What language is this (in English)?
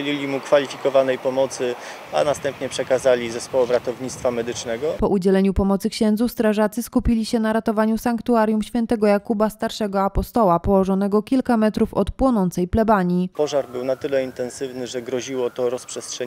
Polish